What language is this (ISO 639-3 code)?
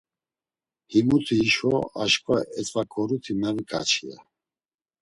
lzz